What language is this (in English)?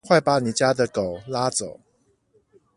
Chinese